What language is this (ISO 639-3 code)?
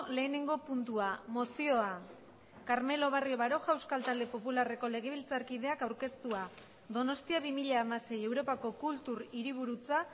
eus